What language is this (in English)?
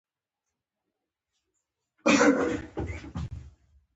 Pashto